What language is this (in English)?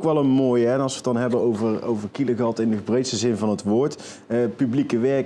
Dutch